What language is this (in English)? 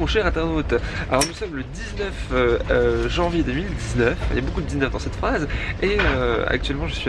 French